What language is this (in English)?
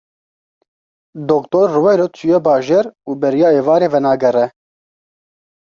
Kurdish